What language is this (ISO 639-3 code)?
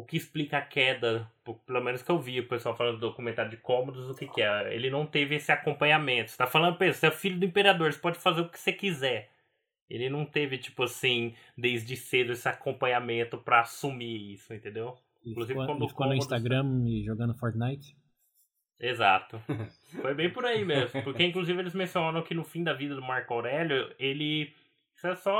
por